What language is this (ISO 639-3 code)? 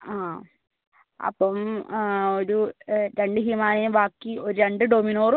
mal